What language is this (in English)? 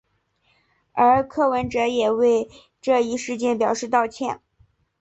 Chinese